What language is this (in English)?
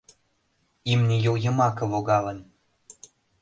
Mari